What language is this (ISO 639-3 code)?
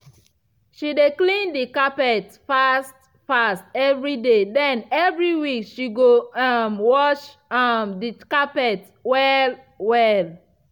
pcm